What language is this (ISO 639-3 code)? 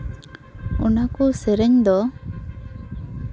sat